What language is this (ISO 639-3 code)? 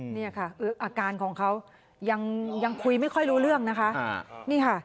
tha